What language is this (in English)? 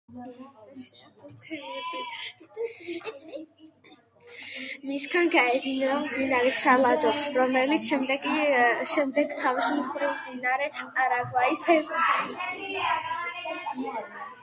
Georgian